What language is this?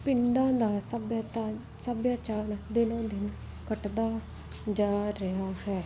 Punjabi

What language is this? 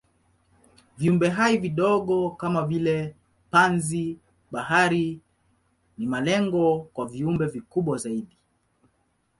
Swahili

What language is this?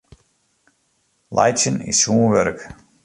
Western Frisian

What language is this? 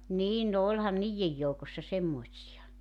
Finnish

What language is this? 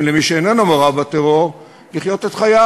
Hebrew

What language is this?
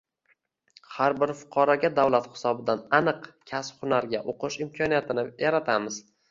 Uzbek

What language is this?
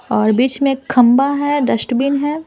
Hindi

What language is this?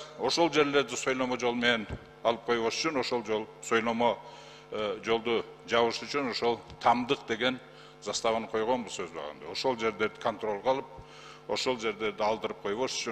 Turkish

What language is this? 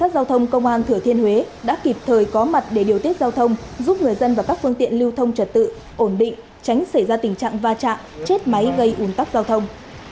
Vietnamese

